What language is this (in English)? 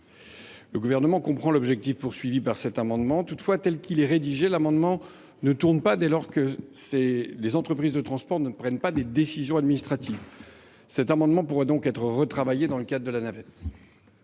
French